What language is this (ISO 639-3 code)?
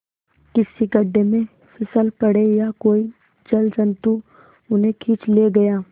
hin